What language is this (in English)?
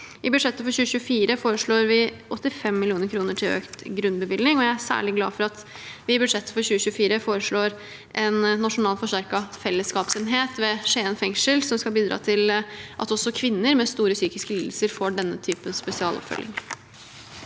Norwegian